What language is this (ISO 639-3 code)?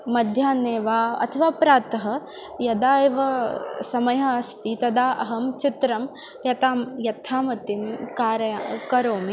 san